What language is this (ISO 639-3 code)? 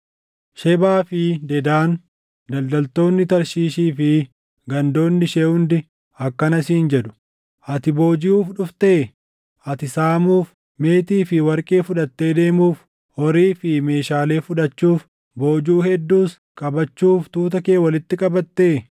orm